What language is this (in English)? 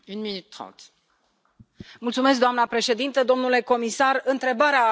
Romanian